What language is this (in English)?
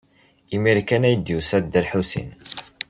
Kabyle